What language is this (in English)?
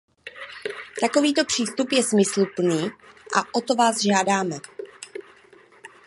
Czech